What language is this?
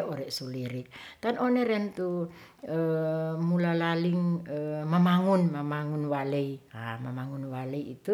Ratahan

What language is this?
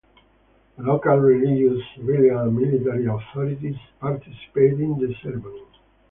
English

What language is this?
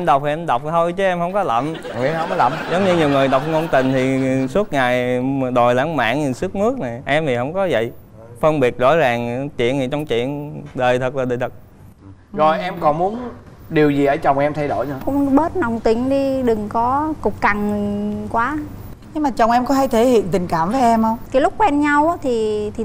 Vietnamese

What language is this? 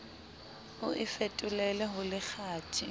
Southern Sotho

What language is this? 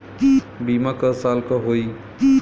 Bhojpuri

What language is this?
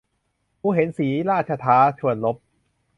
Thai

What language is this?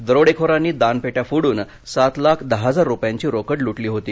Marathi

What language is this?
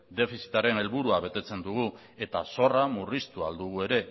Basque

